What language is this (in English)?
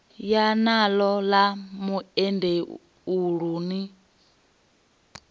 Venda